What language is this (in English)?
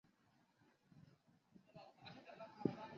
Chinese